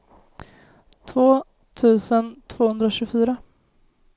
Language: Swedish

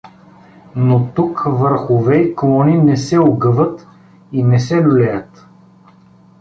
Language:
Bulgarian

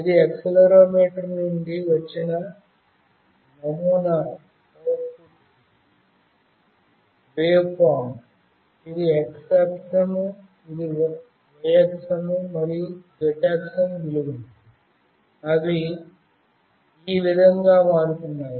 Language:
Telugu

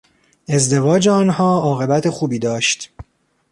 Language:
Persian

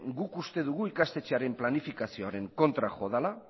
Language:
Basque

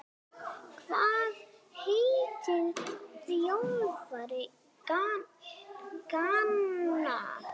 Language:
Icelandic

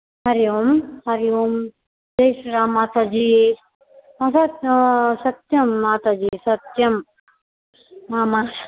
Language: Sanskrit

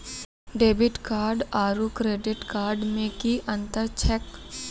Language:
Maithili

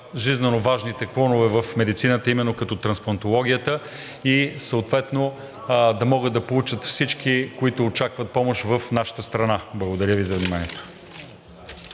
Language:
Bulgarian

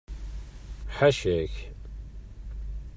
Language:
Kabyle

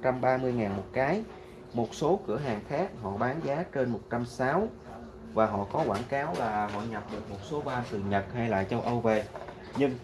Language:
Vietnamese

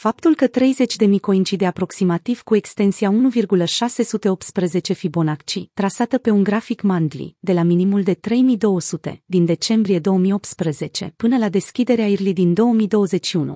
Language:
Romanian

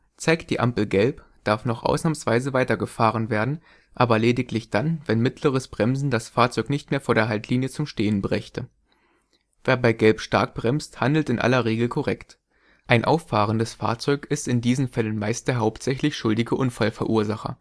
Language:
German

